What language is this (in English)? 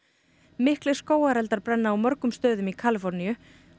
Icelandic